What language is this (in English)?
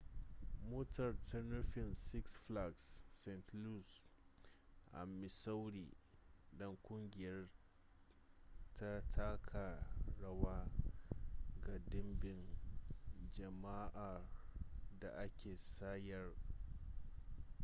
Hausa